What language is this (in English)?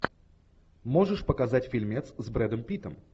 Russian